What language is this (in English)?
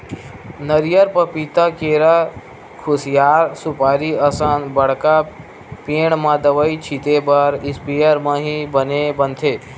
Chhattisgarhi